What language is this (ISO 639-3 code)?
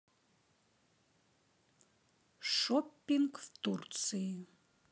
rus